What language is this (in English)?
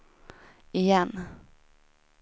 Swedish